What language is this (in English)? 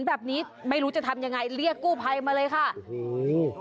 Thai